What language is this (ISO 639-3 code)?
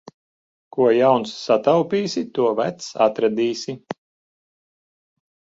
lav